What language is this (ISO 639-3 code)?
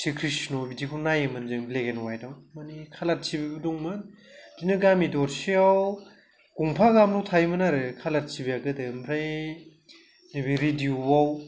brx